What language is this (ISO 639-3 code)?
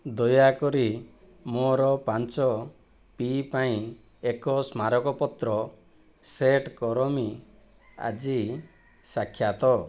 ori